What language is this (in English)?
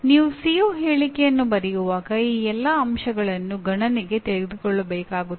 Kannada